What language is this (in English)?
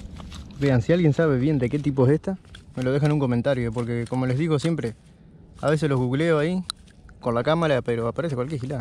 Spanish